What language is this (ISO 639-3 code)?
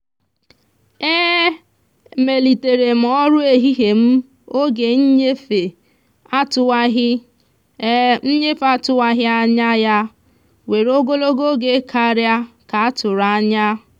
ibo